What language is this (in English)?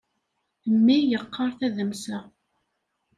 Kabyle